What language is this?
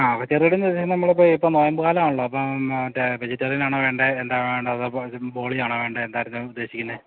Malayalam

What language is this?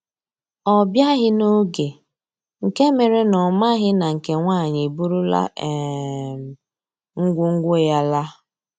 Igbo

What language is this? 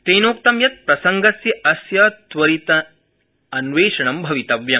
Sanskrit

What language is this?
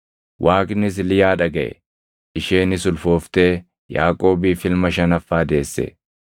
Oromo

